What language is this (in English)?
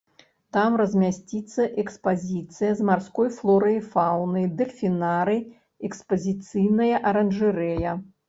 Belarusian